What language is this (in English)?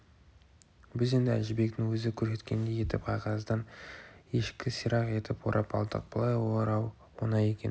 Kazakh